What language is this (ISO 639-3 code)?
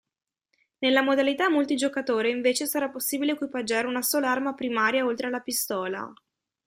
ita